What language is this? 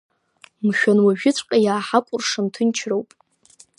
Abkhazian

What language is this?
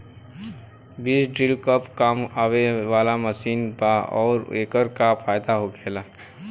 Bhojpuri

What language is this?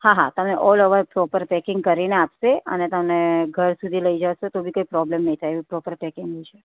Gujarati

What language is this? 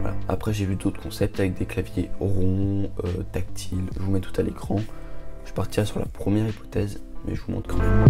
French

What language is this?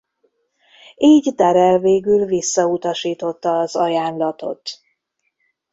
Hungarian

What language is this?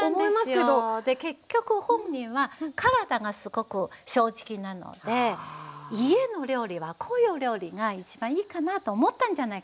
Japanese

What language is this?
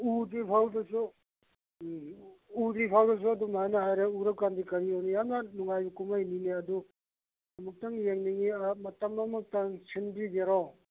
Manipuri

